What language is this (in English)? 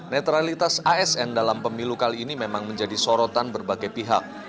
Indonesian